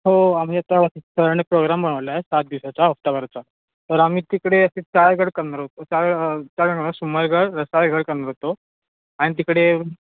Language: Marathi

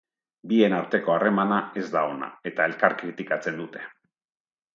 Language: Basque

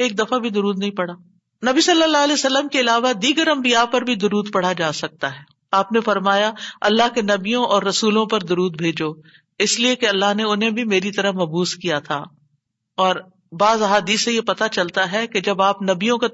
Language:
Urdu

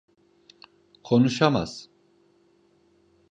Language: Turkish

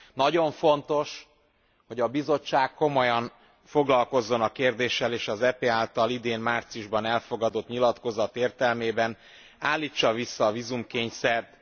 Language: Hungarian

